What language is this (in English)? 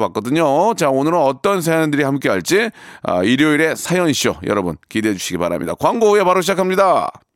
Korean